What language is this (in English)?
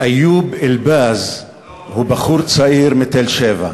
Hebrew